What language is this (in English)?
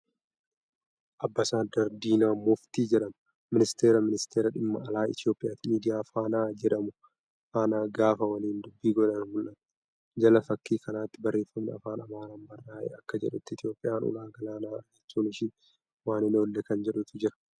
Oromo